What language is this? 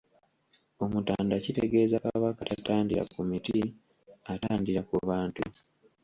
Ganda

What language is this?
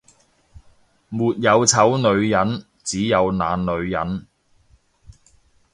Cantonese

